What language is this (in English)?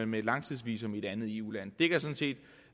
Danish